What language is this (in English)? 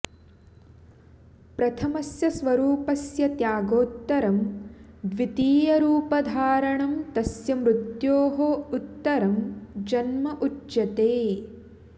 Sanskrit